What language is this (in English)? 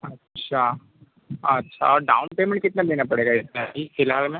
Hindi